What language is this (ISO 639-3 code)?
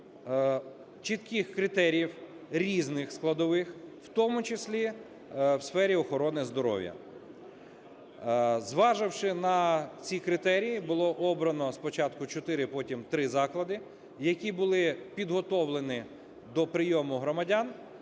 ukr